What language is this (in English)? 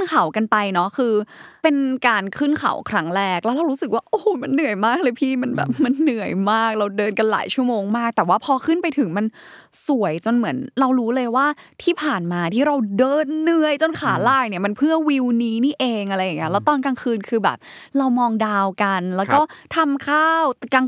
Thai